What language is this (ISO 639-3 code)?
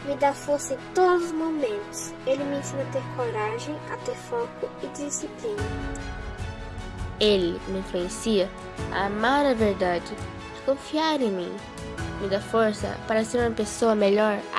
por